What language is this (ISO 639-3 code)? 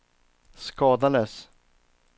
swe